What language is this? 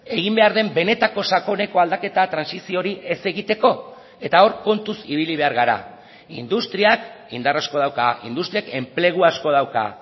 Basque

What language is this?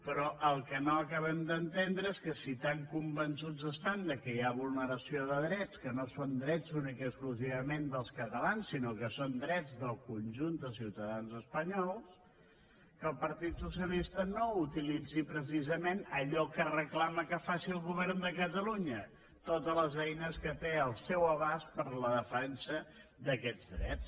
Catalan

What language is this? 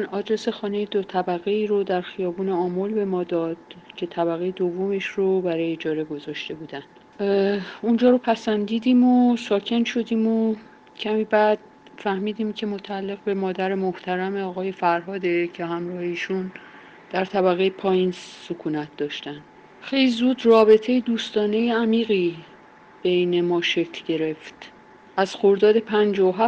Persian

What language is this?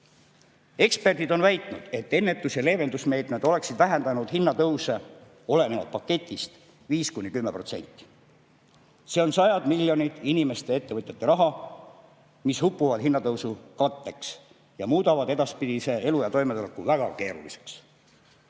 Estonian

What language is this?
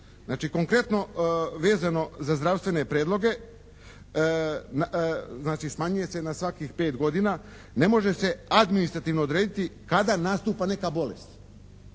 Croatian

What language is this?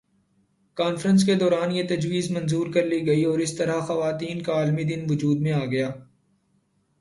Urdu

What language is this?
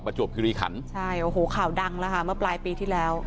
Thai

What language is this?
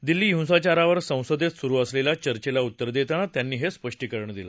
Marathi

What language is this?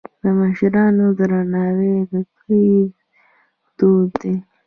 Pashto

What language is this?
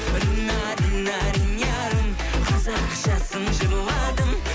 Kazakh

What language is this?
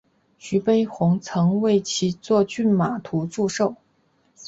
Chinese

